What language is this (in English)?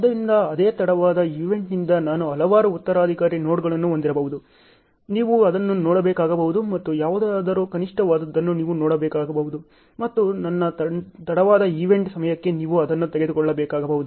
Kannada